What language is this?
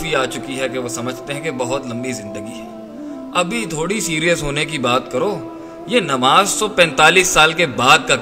Urdu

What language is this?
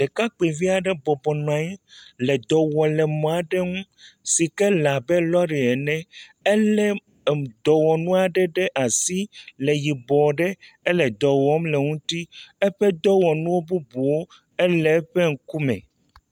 Ewe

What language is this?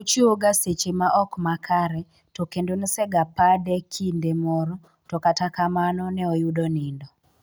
Luo (Kenya and Tanzania)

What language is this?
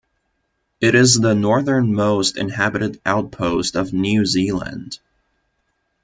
English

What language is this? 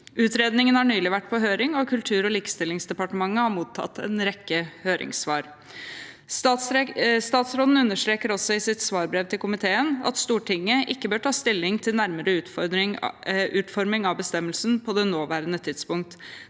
Norwegian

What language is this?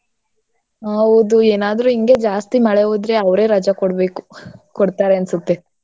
Kannada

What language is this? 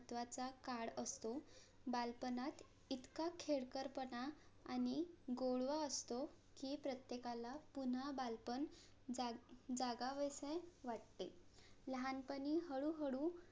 Marathi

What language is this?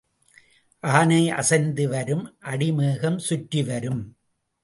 Tamil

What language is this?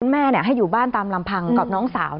Thai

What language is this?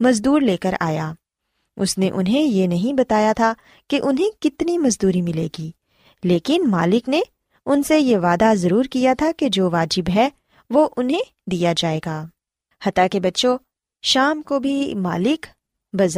Urdu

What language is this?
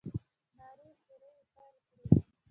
Pashto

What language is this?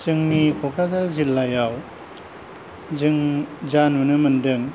Bodo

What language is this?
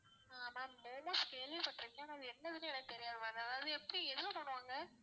Tamil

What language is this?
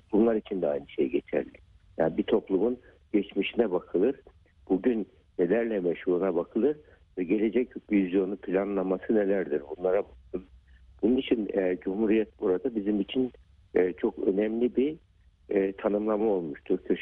Turkish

